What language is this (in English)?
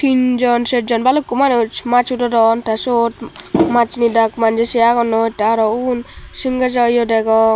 Chakma